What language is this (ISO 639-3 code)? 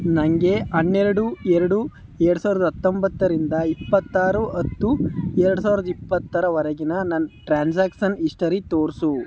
kan